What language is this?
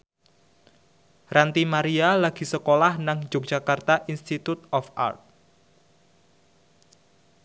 Javanese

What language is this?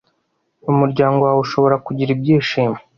Kinyarwanda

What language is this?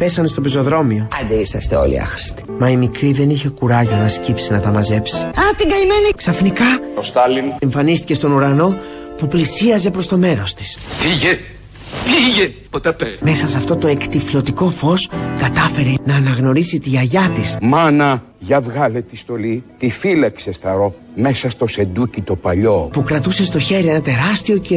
Greek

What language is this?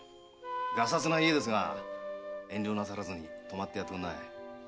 Japanese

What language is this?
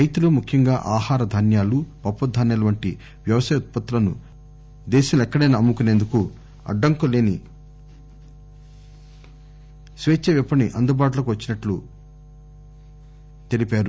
Telugu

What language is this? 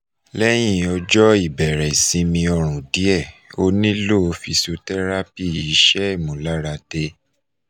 Yoruba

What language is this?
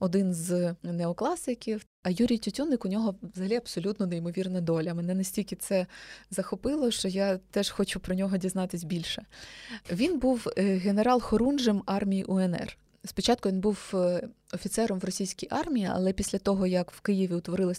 Ukrainian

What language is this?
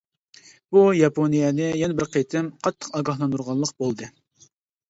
Uyghur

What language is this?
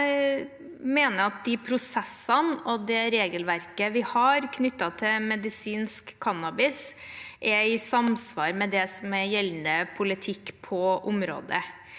Norwegian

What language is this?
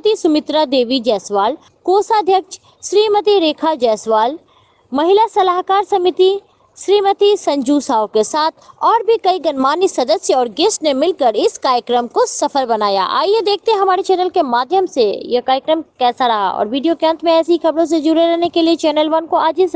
Hindi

